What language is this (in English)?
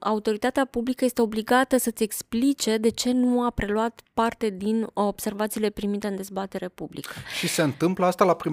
Romanian